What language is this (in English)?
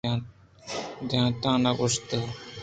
Eastern Balochi